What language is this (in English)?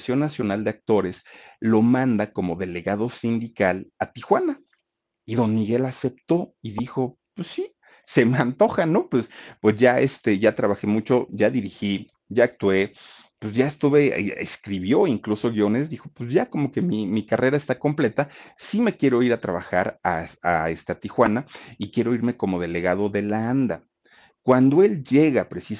Spanish